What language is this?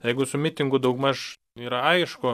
Lithuanian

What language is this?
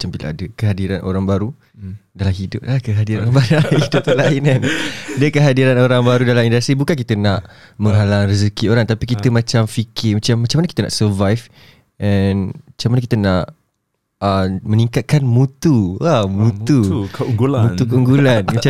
Malay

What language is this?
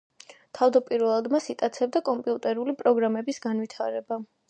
Georgian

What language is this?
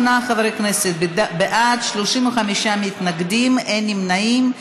Hebrew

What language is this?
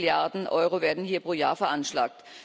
German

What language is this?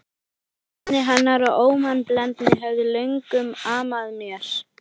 Icelandic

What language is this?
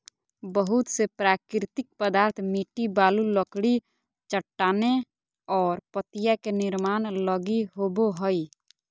Magahi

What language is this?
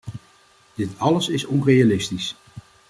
Dutch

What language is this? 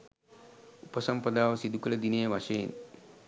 Sinhala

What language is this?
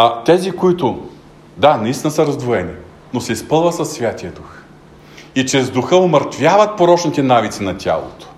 Bulgarian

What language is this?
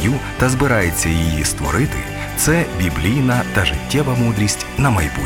Ukrainian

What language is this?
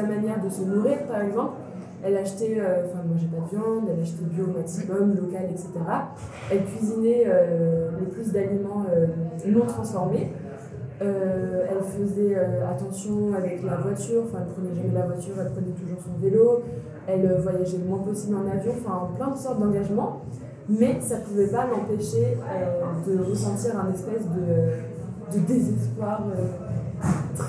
French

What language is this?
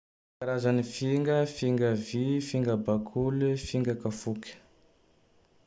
Tandroy-Mahafaly Malagasy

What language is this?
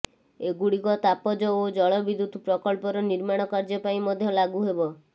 Odia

